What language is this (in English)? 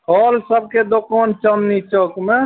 Maithili